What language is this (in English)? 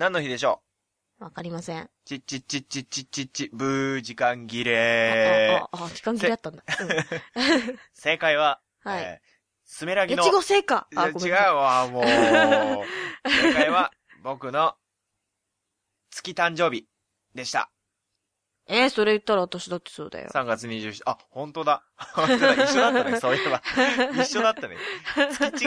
Japanese